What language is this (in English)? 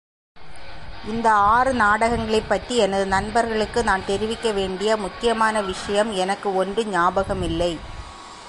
Tamil